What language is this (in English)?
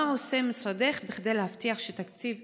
Hebrew